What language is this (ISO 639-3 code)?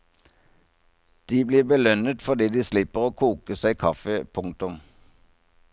nor